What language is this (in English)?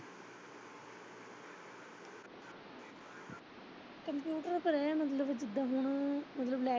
Punjabi